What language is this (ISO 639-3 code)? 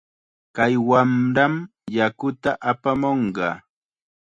qxa